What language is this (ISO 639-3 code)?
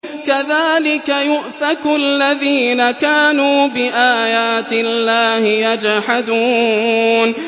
ara